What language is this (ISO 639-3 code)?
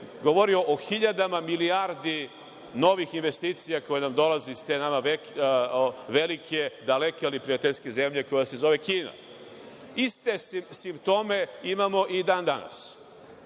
srp